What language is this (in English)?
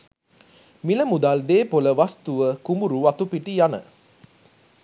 Sinhala